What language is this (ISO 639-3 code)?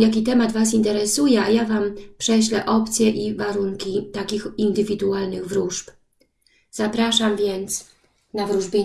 pol